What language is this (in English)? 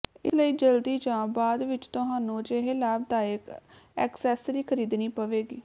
Punjabi